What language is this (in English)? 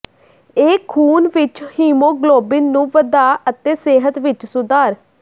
Punjabi